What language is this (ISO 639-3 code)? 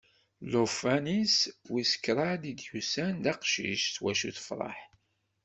kab